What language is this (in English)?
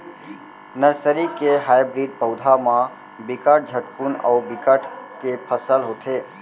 Chhattisgarhi